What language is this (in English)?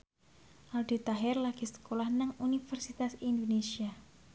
Javanese